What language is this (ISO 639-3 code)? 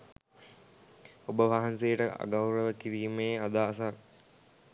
sin